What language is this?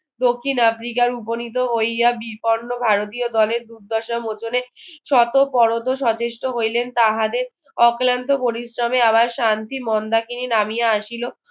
Bangla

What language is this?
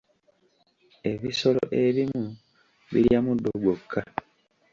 Ganda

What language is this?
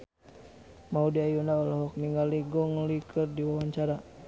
Sundanese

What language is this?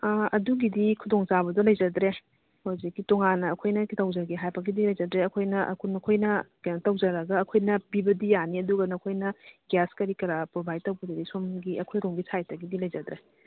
Manipuri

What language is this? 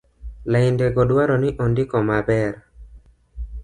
Luo (Kenya and Tanzania)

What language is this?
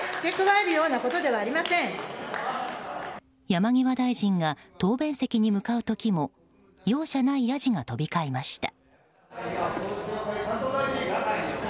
Japanese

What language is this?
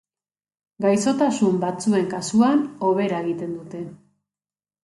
Basque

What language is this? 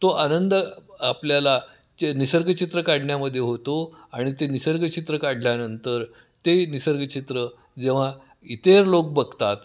Marathi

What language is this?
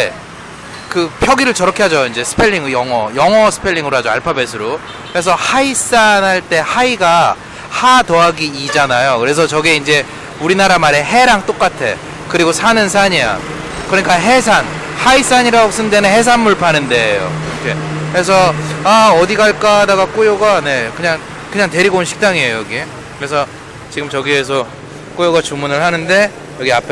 Korean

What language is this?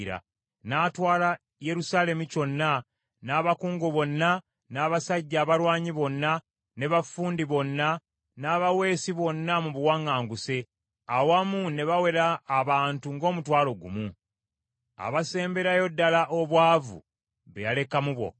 Ganda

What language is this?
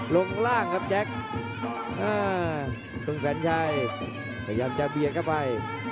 Thai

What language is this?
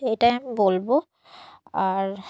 Bangla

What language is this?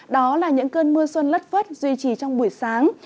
Vietnamese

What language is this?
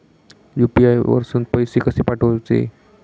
Marathi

